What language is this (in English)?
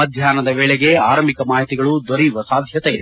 Kannada